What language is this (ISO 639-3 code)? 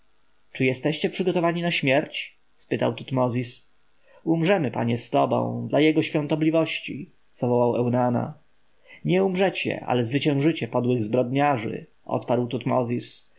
pol